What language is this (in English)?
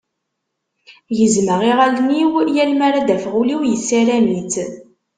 Kabyle